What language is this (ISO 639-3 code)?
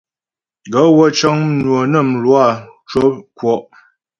bbj